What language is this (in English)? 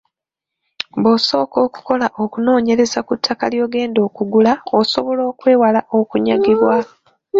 Ganda